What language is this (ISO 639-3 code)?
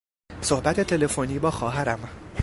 fas